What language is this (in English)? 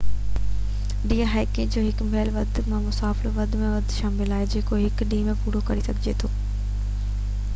Sindhi